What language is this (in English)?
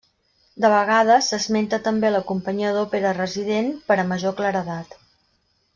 Catalan